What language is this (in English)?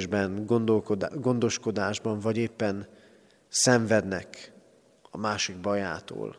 Hungarian